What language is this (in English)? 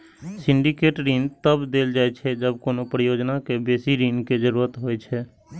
Maithili